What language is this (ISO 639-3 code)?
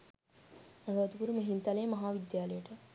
sin